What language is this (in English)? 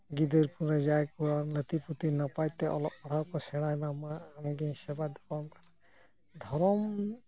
Santali